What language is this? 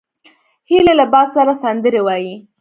Pashto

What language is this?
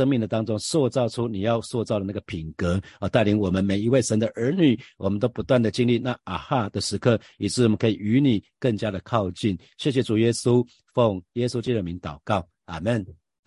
Chinese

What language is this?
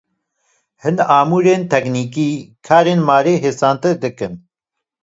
Kurdish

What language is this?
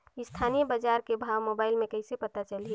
Chhattisgarhi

